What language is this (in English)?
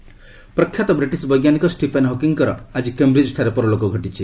Odia